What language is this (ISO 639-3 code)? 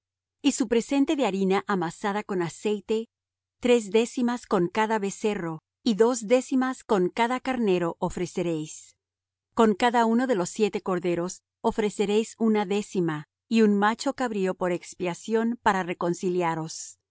spa